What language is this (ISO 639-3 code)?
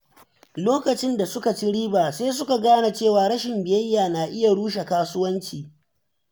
hau